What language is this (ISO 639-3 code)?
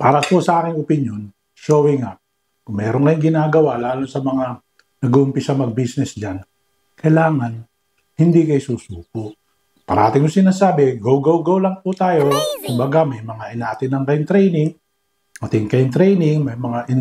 fil